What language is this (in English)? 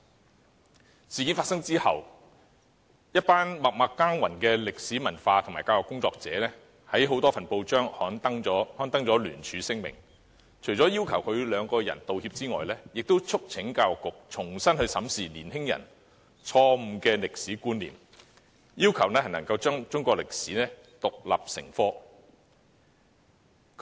Cantonese